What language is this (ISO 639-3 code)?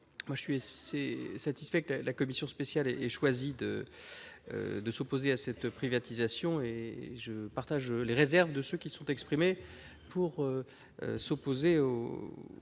fra